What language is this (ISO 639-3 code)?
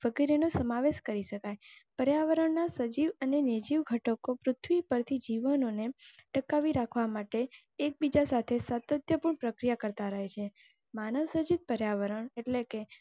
guj